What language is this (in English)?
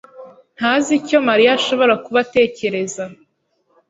Kinyarwanda